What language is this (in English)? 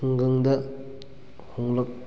Manipuri